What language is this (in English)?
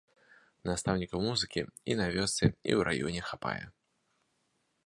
Belarusian